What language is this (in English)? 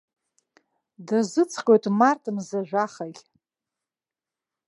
Abkhazian